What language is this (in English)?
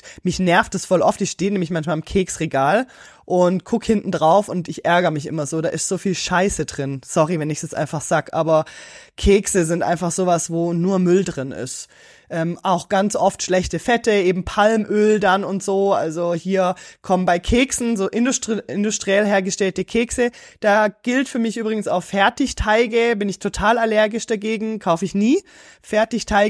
German